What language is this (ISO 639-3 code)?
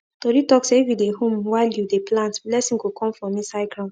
pcm